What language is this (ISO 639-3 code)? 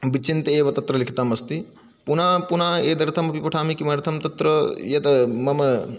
san